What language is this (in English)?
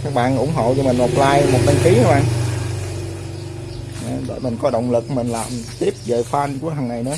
Vietnamese